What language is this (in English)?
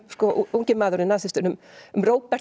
Icelandic